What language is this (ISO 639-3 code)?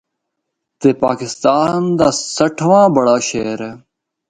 hno